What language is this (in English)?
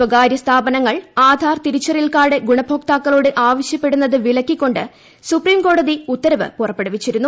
Malayalam